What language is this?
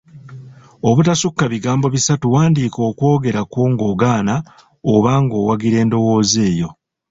Ganda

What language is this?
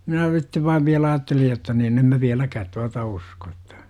Finnish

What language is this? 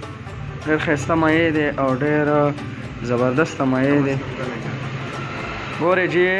Arabic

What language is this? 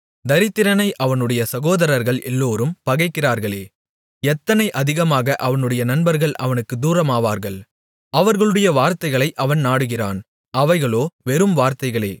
Tamil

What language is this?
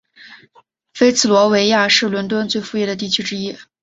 Chinese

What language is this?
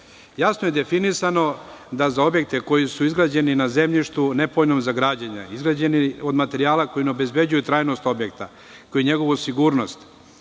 Serbian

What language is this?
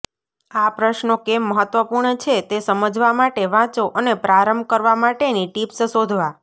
Gujarati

